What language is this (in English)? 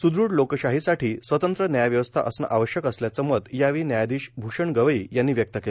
Marathi